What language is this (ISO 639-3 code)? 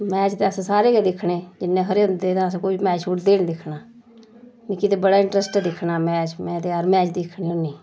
doi